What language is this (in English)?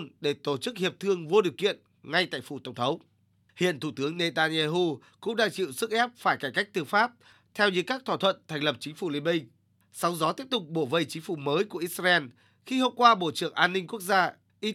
Vietnamese